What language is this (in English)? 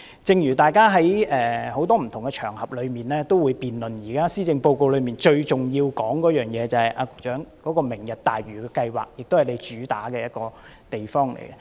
Cantonese